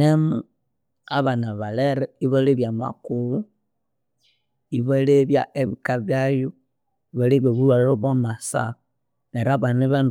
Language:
Konzo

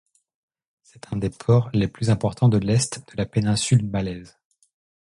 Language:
French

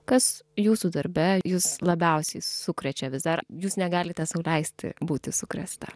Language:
Lithuanian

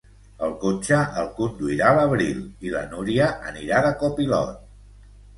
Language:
Catalan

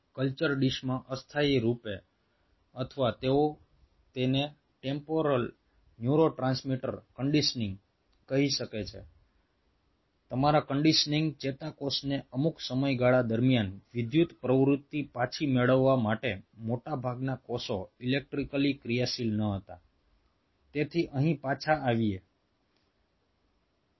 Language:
Gujarati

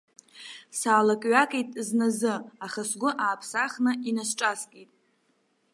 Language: Abkhazian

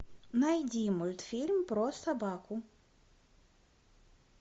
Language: Russian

